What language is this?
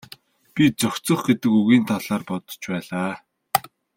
Mongolian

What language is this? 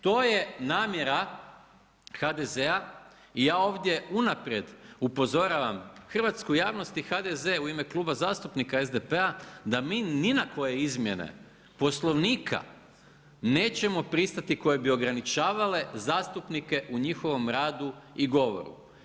Croatian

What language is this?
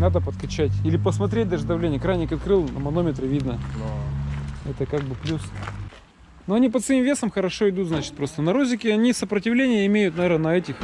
Russian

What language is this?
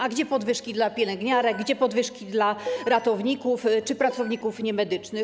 Polish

